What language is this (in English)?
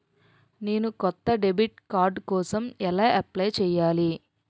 Telugu